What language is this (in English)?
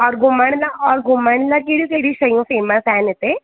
Sindhi